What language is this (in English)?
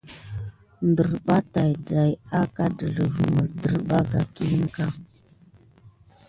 Gidar